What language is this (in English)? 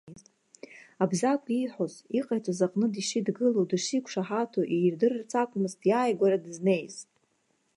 Abkhazian